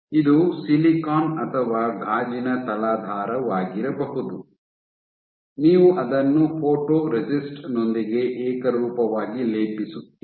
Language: Kannada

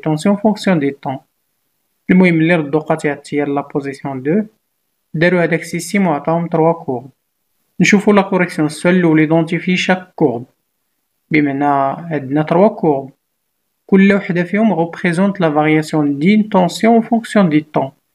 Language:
Arabic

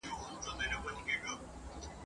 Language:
Pashto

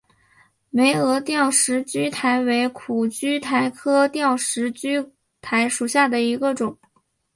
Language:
Chinese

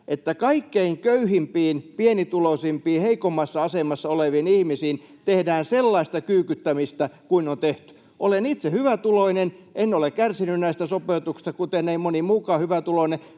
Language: Finnish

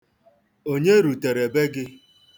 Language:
Igbo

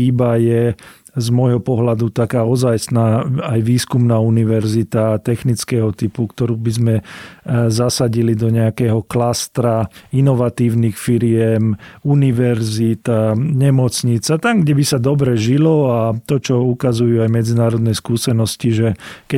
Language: Slovak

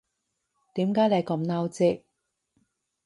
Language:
Cantonese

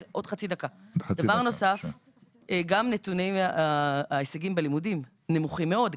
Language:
Hebrew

